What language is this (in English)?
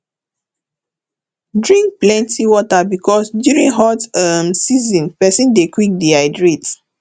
Nigerian Pidgin